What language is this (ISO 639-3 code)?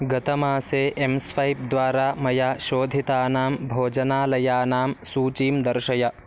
san